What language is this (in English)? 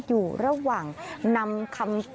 Thai